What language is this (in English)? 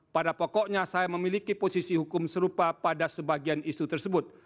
Indonesian